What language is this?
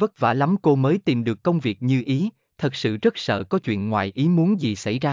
Vietnamese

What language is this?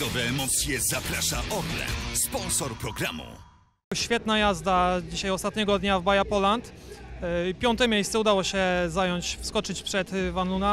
Polish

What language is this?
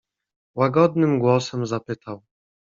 Polish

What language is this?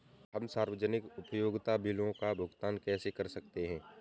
Hindi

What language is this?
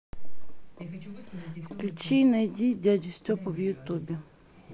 Russian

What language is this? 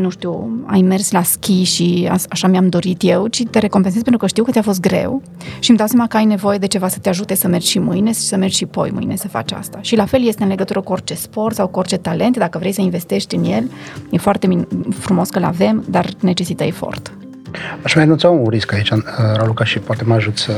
Romanian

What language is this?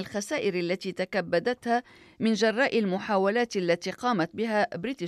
Arabic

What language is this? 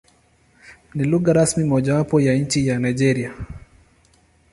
Swahili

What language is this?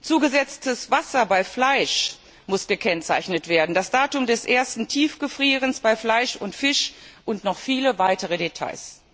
German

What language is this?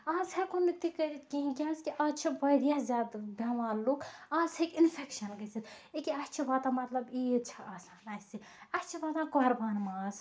Kashmiri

